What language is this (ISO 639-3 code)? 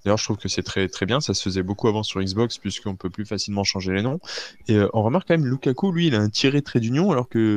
fra